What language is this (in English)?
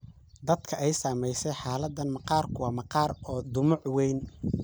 Somali